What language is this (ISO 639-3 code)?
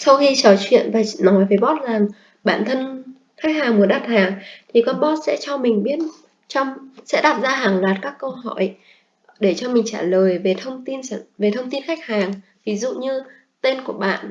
vie